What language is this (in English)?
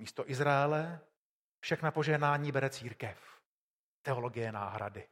Czech